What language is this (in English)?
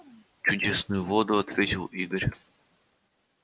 Russian